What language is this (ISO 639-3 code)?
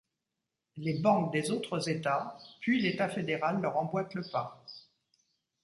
fra